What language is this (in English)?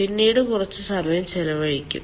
Malayalam